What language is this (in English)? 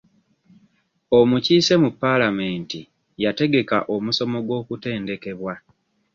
Ganda